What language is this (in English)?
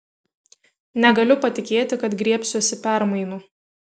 Lithuanian